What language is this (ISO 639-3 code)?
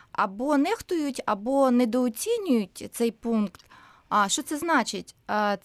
ukr